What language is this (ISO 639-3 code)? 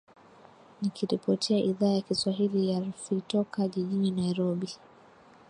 swa